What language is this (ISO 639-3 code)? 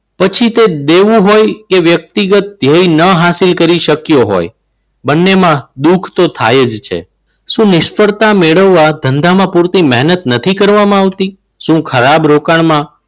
guj